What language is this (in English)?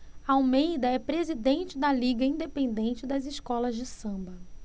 Portuguese